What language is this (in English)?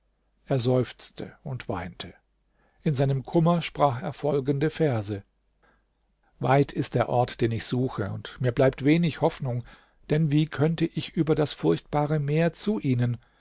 German